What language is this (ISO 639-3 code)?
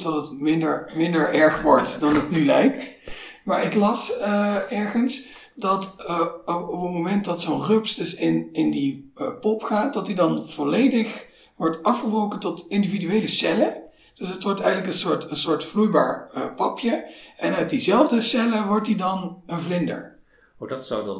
nld